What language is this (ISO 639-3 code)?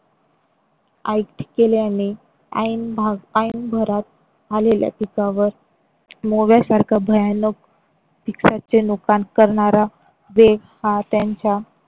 mar